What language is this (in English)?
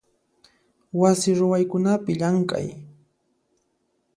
Puno Quechua